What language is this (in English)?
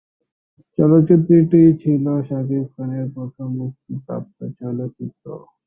Bangla